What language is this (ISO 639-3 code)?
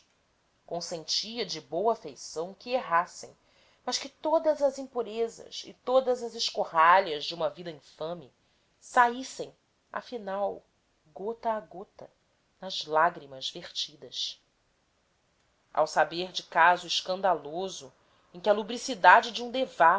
por